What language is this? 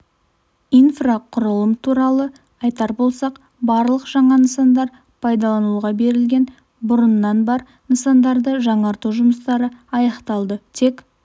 Kazakh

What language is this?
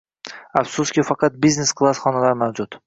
Uzbek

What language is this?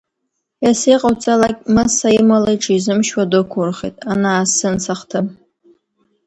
Abkhazian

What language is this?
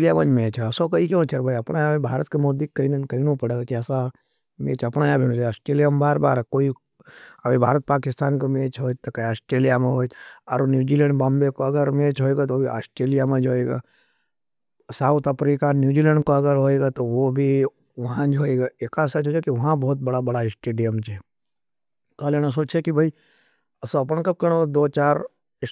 Nimadi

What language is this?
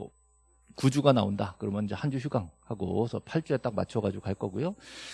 Korean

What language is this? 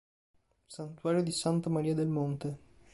Italian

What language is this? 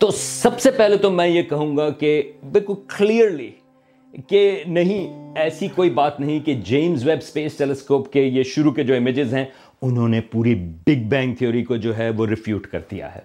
Urdu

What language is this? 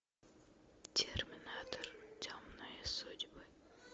Russian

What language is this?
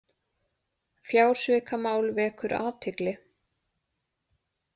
Icelandic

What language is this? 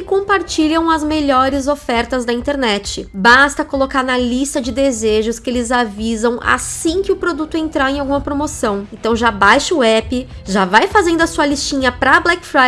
Portuguese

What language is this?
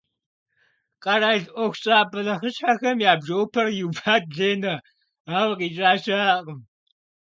Kabardian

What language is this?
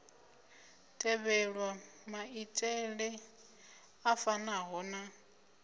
Venda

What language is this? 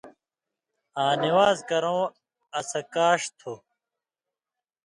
Indus Kohistani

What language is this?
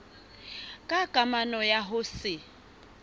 Southern Sotho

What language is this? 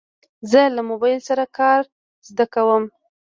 Pashto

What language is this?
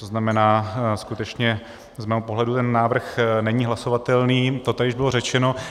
Czech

